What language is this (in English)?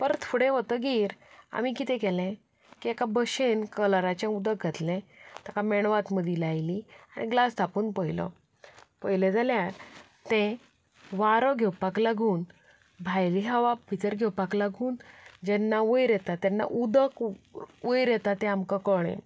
Konkani